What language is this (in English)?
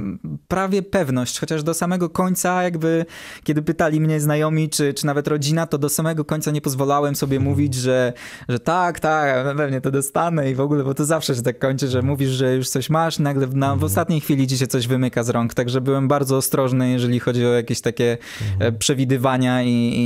Polish